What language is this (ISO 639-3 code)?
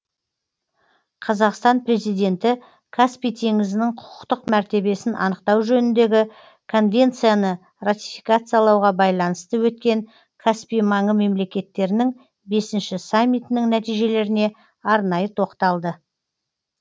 kaz